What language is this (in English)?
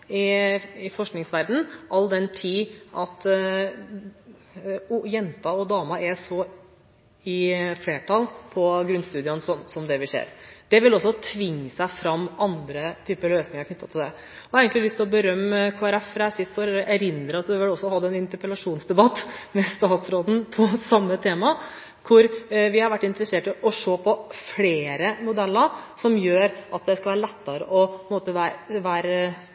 Norwegian Bokmål